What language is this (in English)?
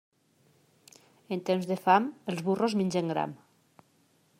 Catalan